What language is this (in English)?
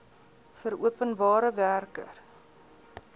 Afrikaans